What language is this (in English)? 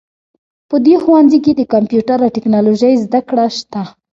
Pashto